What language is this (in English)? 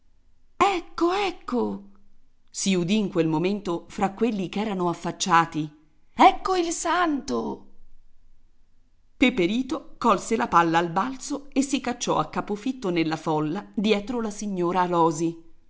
Italian